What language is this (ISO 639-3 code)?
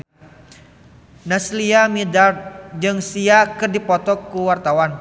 sun